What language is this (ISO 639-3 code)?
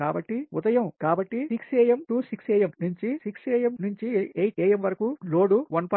tel